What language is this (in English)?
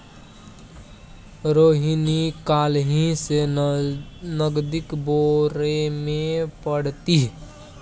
Maithili